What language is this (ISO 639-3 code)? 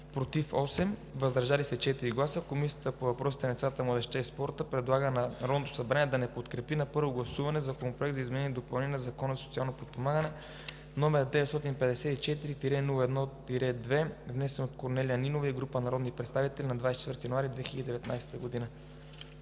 bul